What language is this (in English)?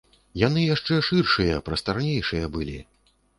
Belarusian